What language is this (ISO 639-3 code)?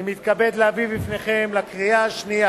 heb